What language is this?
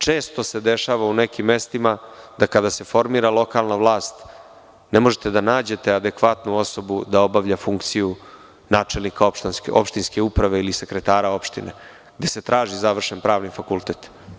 Serbian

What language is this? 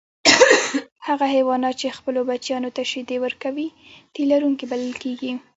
Pashto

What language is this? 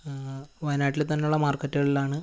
Malayalam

